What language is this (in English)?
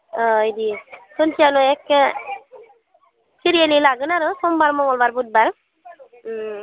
Bodo